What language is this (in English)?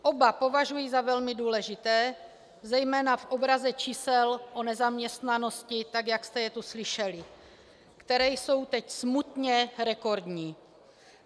Czech